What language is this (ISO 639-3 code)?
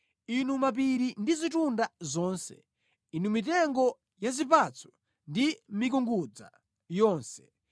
nya